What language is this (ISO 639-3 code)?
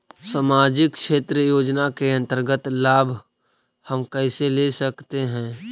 mag